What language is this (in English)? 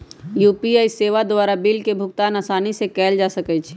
Magahi